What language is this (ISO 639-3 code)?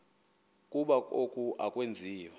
xho